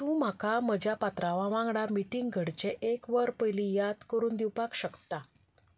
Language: Konkani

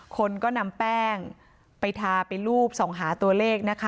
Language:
Thai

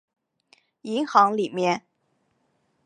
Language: Chinese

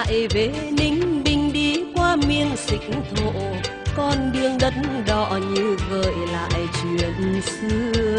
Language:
Vietnamese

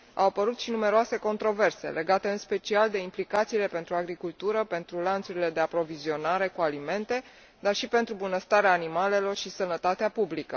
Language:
Romanian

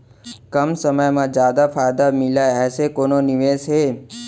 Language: Chhattisgarhi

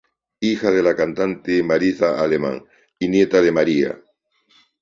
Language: Spanish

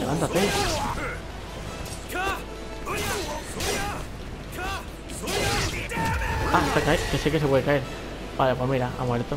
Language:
Spanish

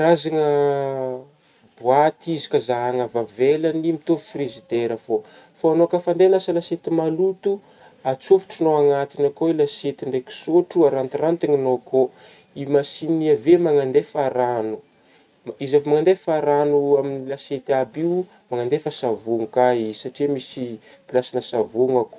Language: Northern Betsimisaraka Malagasy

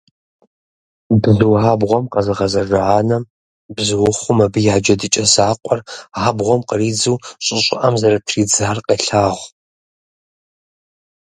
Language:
Kabardian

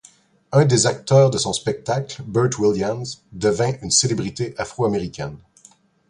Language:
French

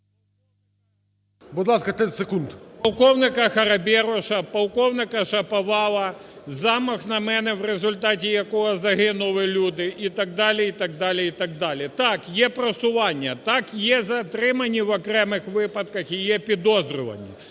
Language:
Ukrainian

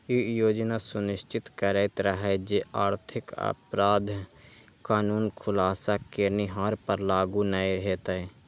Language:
Maithili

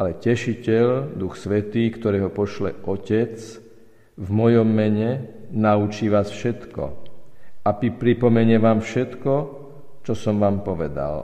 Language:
Slovak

